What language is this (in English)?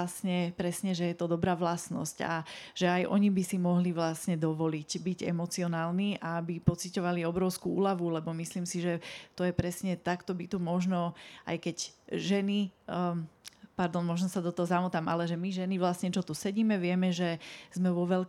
Slovak